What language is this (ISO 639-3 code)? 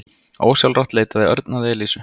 isl